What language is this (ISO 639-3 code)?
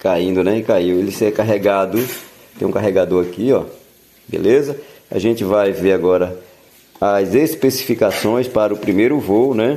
por